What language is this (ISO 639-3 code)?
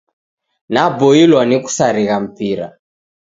dav